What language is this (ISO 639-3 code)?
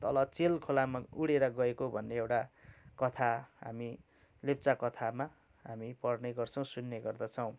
nep